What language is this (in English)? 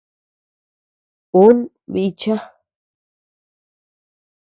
Tepeuxila Cuicatec